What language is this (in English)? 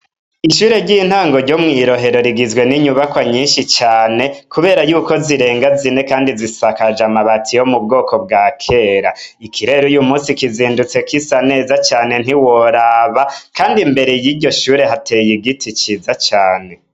Rundi